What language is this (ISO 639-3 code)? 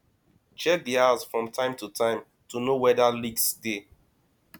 pcm